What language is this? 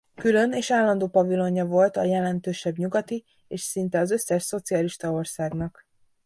Hungarian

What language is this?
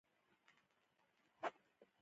Pashto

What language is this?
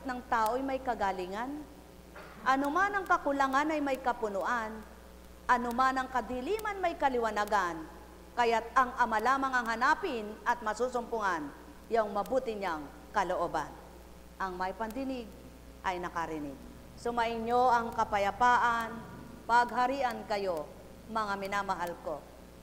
Filipino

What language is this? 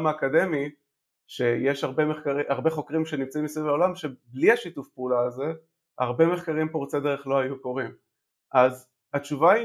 Hebrew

